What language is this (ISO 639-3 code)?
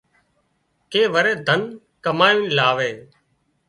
kxp